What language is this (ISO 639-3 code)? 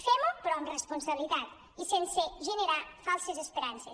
cat